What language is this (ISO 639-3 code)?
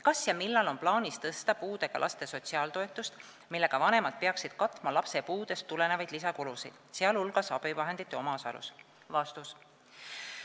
est